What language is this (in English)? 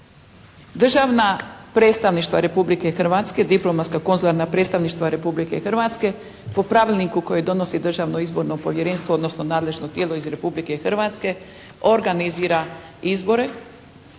Croatian